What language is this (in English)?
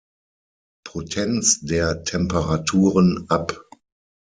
German